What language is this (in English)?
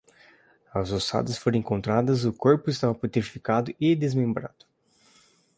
Portuguese